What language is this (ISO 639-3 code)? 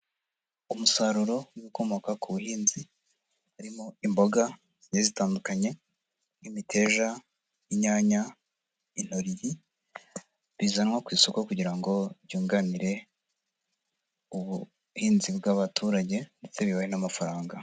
kin